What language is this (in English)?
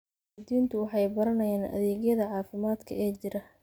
Somali